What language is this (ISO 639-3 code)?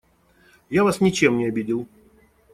rus